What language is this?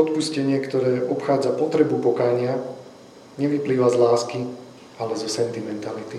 Slovak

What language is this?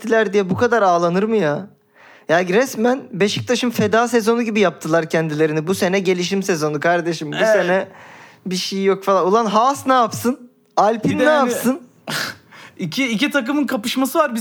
Turkish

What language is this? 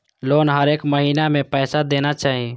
Maithili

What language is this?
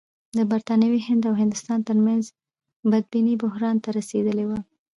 Pashto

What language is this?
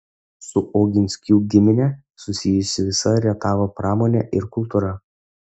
Lithuanian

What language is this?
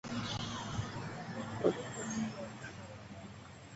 Swahili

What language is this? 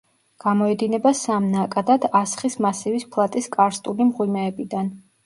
Georgian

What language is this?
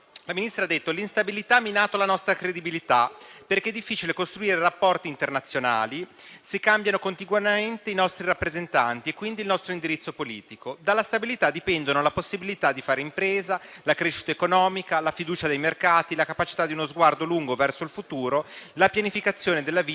Italian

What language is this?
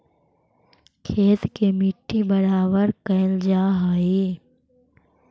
Magahi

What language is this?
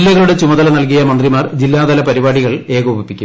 Malayalam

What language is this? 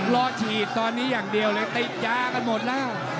Thai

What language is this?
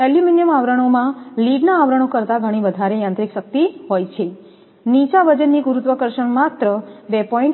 Gujarati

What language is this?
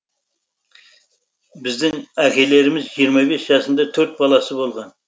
Kazakh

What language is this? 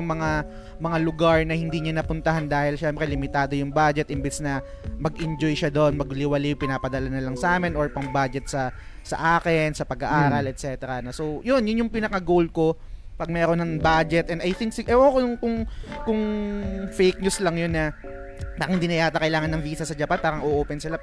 Filipino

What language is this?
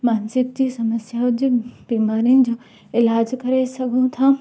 Sindhi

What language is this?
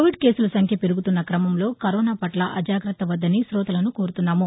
Telugu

